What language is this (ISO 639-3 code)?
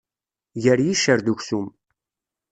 kab